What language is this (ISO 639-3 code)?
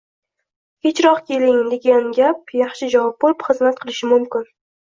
uzb